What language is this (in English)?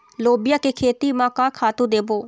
Chhattisgarhi